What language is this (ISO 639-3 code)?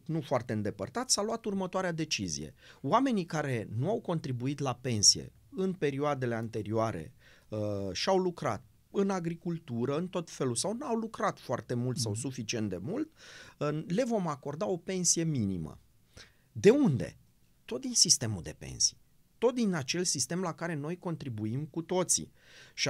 ron